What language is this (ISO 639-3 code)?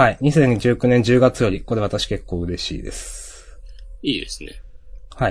jpn